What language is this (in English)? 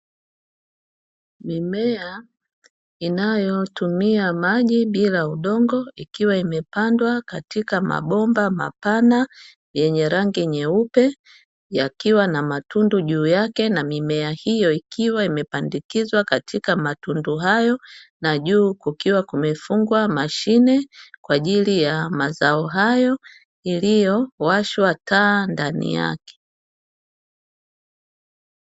Swahili